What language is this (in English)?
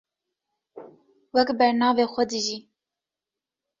Kurdish